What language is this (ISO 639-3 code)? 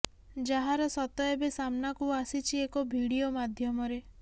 ori